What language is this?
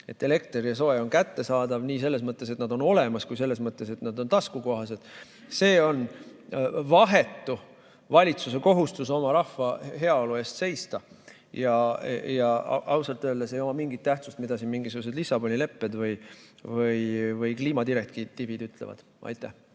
Estonian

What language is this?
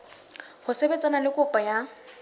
Southern Sotho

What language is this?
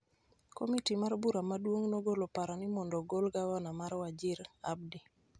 Luo (Kenya and Tanzania)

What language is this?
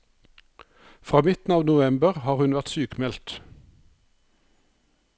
Norwegian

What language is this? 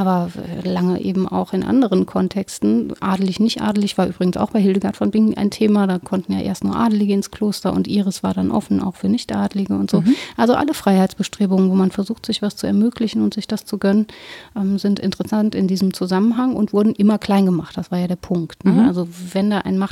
German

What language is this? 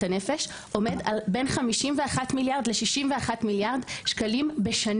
Hebrew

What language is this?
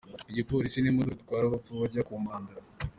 Kinyarwanda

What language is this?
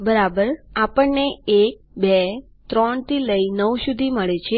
Gujarati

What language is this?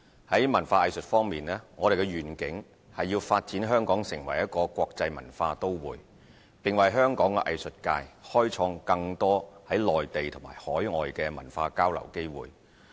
Cantonese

